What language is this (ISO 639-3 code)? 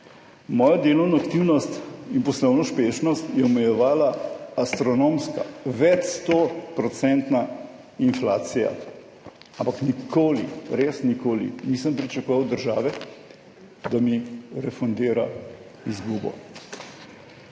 slv